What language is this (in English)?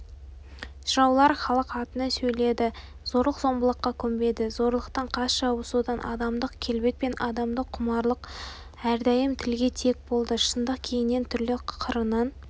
Kazakh